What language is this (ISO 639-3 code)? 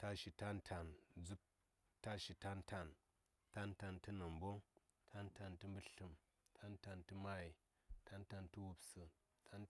say